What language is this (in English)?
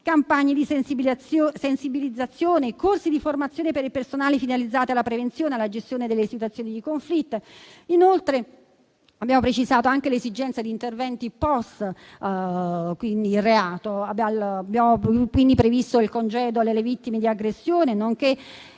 Italian